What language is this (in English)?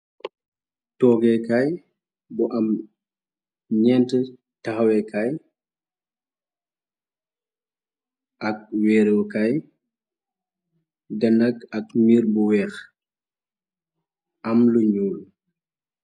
Wolof